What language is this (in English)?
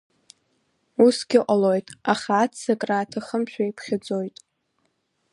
Abkhazian